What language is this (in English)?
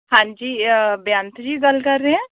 Punjabi